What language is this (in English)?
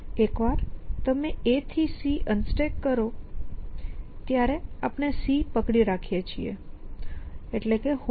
Gujarati